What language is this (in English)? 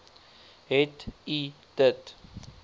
Afrikaans